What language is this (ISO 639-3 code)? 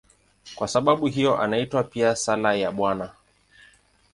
swa